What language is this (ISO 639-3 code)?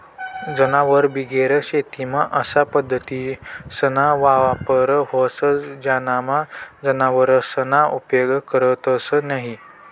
mar